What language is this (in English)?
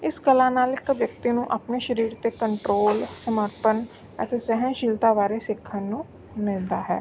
Punjabi